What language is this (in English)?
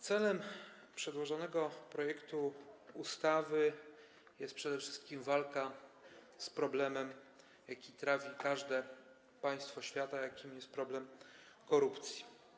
Polish